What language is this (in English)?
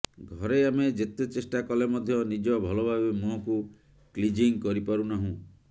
Odia